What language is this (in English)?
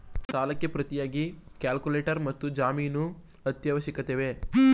Kannada